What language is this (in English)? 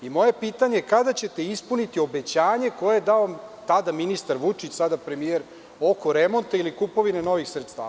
Serbian